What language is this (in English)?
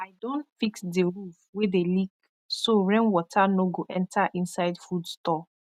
Nigerian Pidgin